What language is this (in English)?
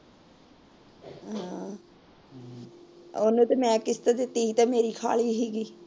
Punjabi